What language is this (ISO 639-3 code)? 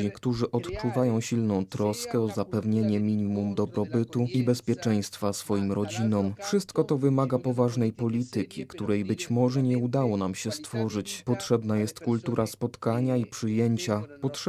pol